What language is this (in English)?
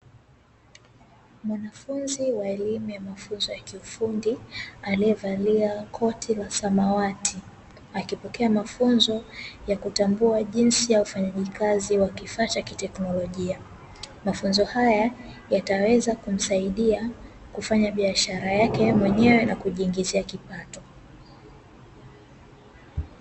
Swahili